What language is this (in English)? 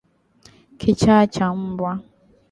Swahili